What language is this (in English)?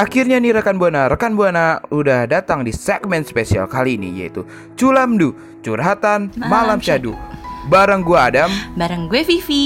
Indonesian